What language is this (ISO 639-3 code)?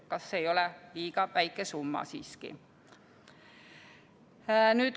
est